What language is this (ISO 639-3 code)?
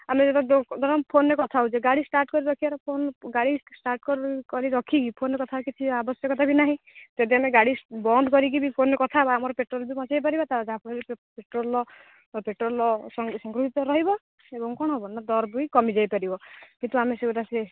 ori